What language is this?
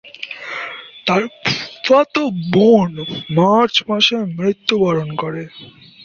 Bangla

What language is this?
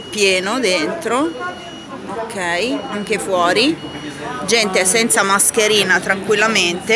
Italian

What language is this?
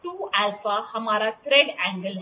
Hindi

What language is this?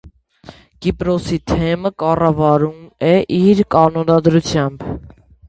Armenian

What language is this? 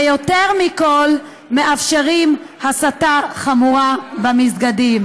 Hebrew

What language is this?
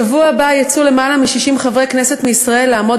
Hebrew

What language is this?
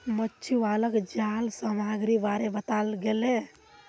Magahi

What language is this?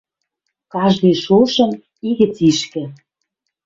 Western Mari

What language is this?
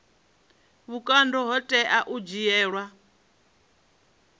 Venda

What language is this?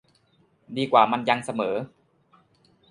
Thai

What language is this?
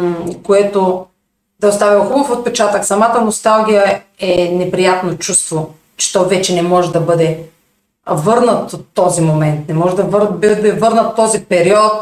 Bulgarian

